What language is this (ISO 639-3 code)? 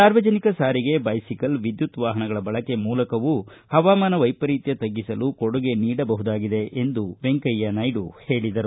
kan